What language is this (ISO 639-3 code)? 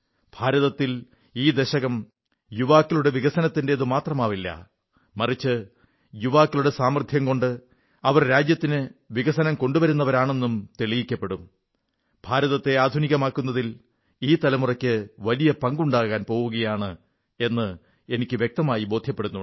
mal